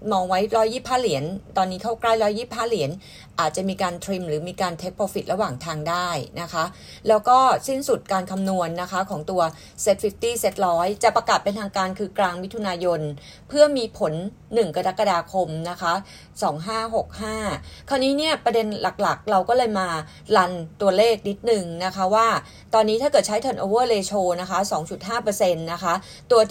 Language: Thai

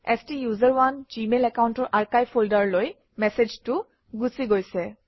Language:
Assamese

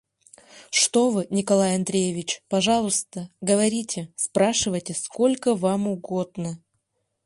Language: Mari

